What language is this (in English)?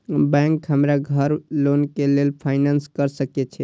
Maithili